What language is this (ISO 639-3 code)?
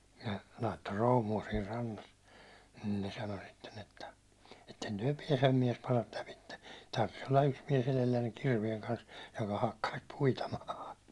fin